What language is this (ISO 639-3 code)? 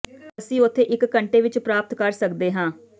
pan